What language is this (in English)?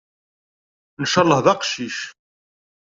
Kabyle